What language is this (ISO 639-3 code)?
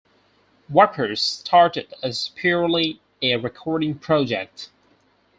eng